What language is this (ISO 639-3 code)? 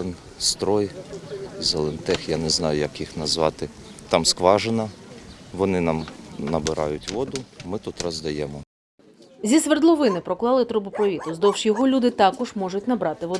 ukr